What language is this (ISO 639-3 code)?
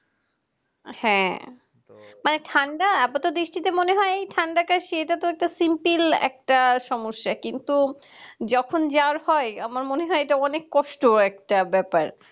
ben